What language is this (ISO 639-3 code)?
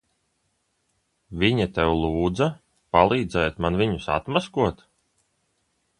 lav